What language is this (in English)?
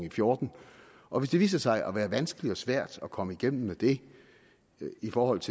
Danish